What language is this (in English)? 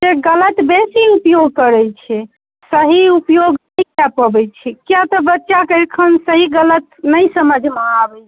Maithili